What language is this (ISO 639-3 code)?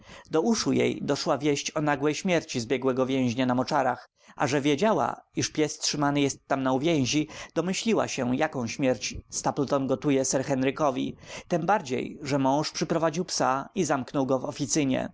pol